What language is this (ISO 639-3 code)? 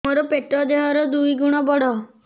ori